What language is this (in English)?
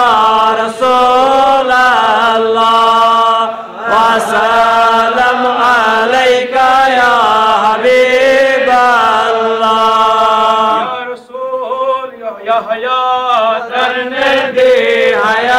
Arabic